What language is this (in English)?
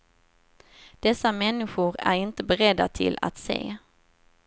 Swedish